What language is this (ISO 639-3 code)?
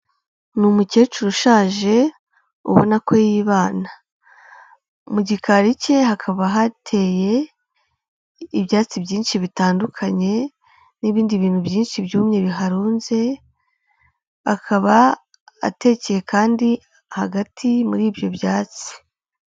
kin